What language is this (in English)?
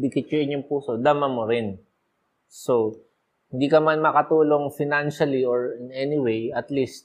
Filipino